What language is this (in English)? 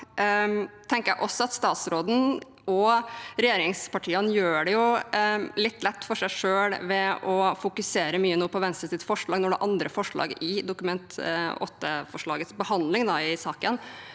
Norwegian